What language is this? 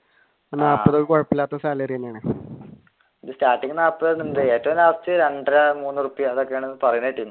Malayalam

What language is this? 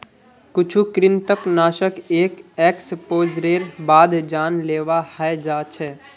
Magahi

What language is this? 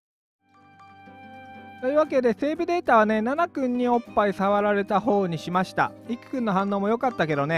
Japanese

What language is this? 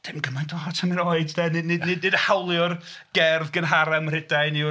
Welsh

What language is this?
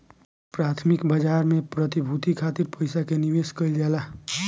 Bhojpuri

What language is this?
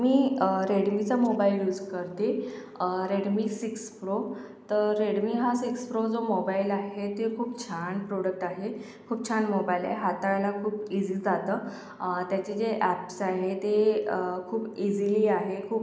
Marathi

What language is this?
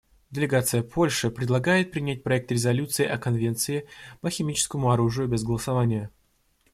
Russian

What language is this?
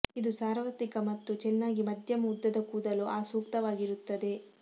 Kannada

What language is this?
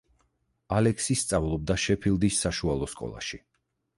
Georgian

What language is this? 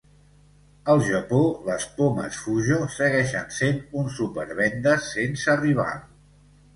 Catalan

